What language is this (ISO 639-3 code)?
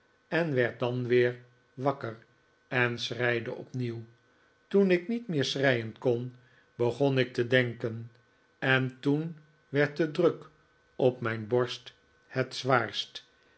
nld